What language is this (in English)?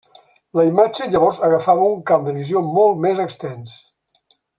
Catalan